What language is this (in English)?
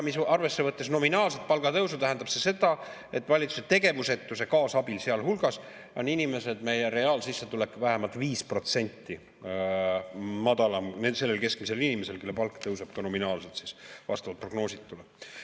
Estonian